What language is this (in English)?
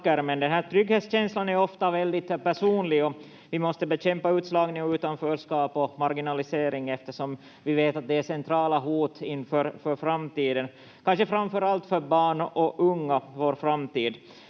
Finnish